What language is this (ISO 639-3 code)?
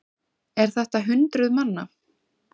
isl